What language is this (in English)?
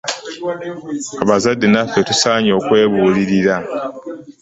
Ganda